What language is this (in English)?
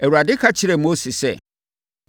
Akan